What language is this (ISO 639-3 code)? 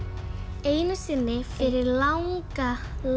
isl